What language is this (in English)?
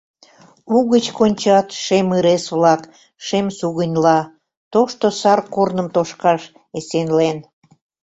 Mari